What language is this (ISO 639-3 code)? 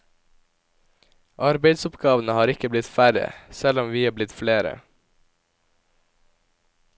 nor